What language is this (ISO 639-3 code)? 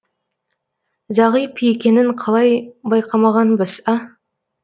kaz